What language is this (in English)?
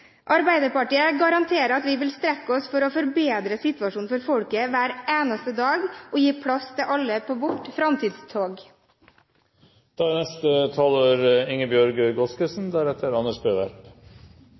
Norwegian Bokmål